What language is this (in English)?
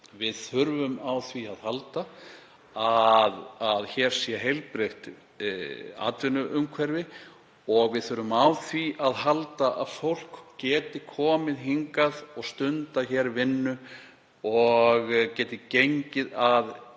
Icelandic